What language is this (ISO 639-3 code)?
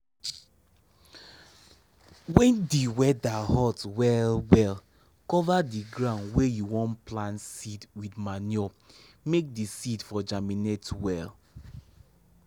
pcm